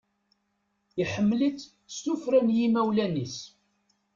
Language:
Kabyle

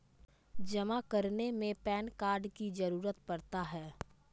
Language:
Magahi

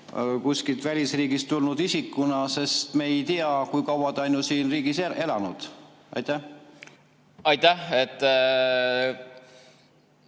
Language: Estonian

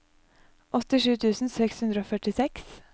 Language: Norwegian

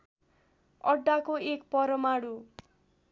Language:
Nepali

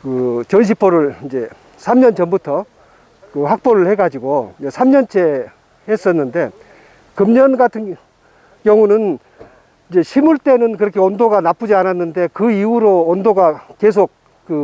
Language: Korean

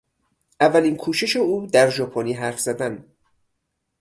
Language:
Persian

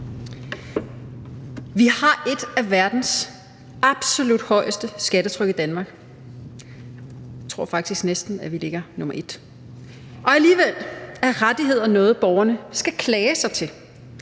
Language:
Danish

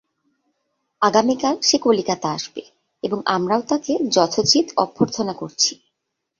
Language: Bangla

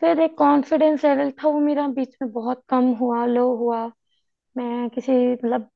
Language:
Hindi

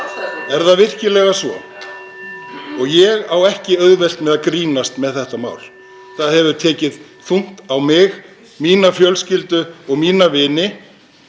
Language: Icelandic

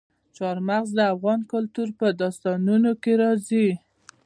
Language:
Pashto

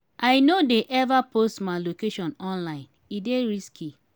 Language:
Nigerian Pidgin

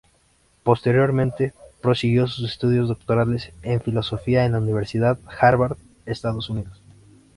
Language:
Spanish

